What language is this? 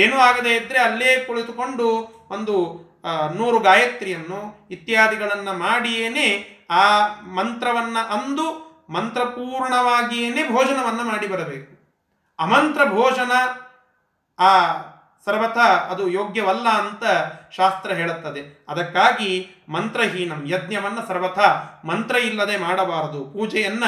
Kannada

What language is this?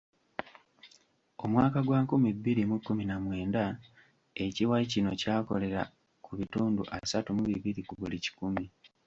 Ganda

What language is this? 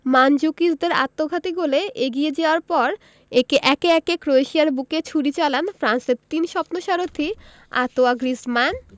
Bangla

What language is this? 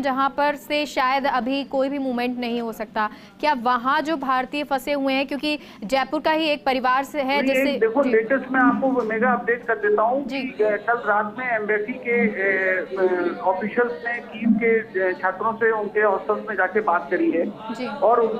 Hindi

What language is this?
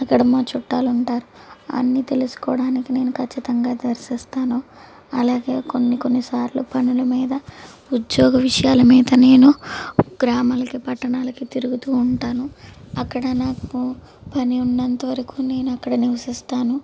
Telugu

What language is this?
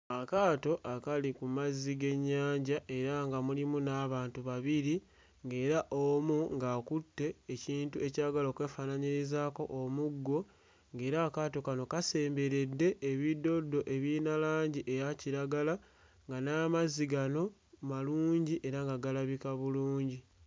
Ganda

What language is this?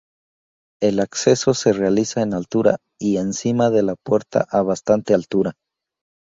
Spanish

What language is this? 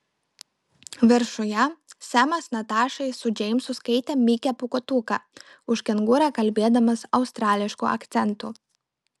Lithuanian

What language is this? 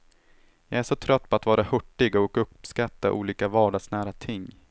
Swedish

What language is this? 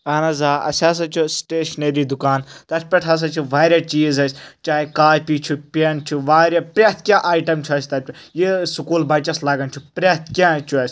Kashmiri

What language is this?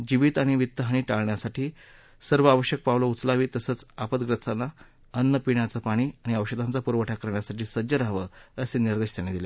Marathi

